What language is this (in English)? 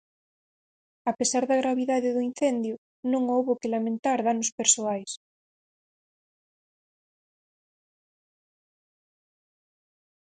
Galician